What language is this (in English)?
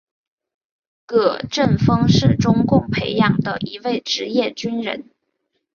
Chinese